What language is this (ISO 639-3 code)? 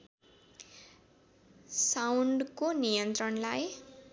nep